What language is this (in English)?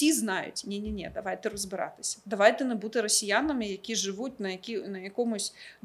Ukrainian